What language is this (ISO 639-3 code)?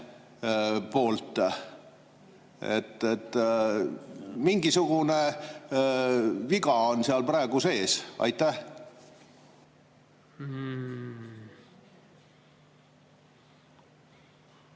est